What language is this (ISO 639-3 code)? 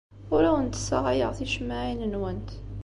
kab